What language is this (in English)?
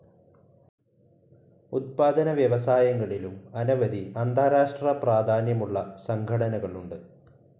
Malayalam